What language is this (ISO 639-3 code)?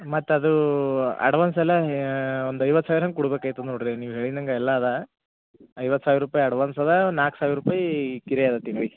kan